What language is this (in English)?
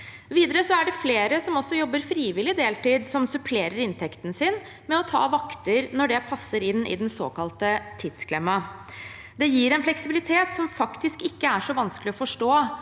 Norwegian